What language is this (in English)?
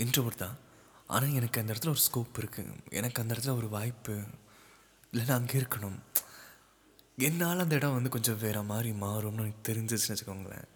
Tamil